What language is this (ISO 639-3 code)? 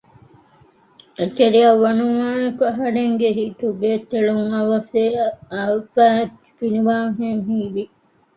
div